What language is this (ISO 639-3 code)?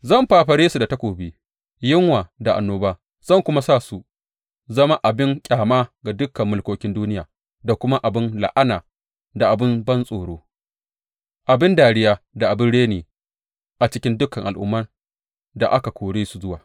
hau